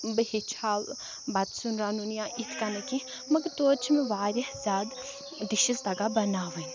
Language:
Kashmiri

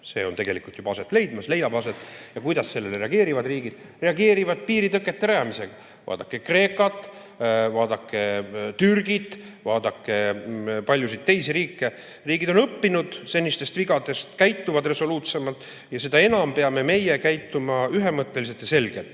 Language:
Estonian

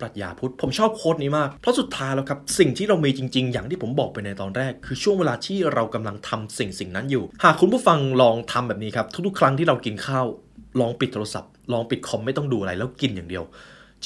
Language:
Thai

